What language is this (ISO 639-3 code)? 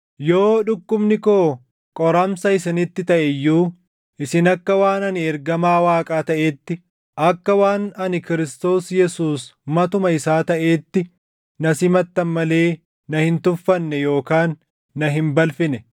orm